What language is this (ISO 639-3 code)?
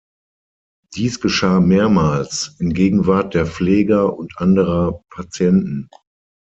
deu